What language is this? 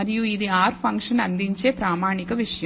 Telugu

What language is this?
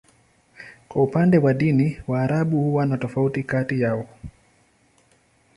Swahili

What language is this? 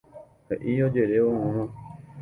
Guarani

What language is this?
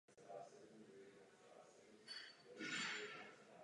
Czech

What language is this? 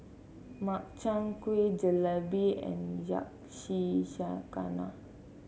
English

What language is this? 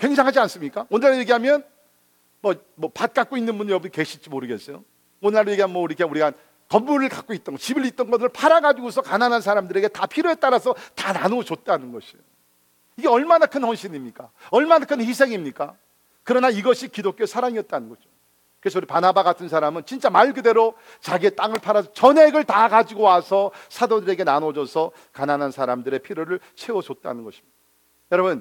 Korean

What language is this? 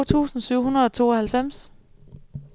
Danish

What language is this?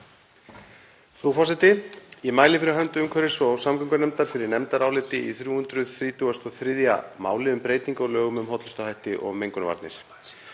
Icelandic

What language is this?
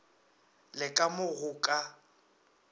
Northern Sotho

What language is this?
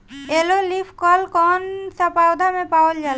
Bhojpuri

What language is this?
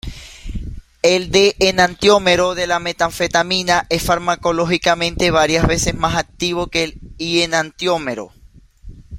Spanish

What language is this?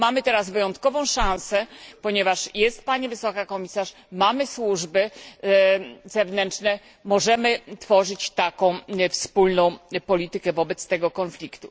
Polish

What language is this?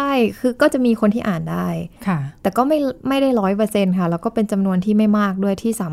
Thai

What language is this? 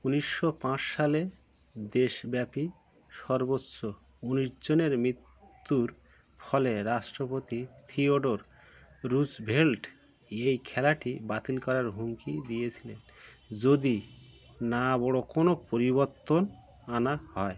Bangla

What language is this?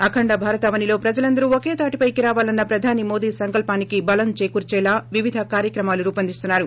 Telugu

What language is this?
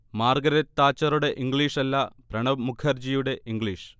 Malayalam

